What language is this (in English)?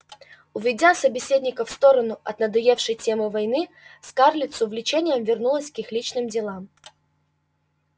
Russian